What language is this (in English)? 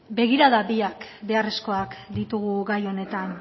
Basque